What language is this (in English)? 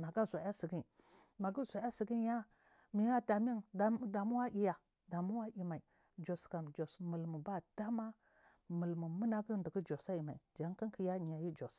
Marghi South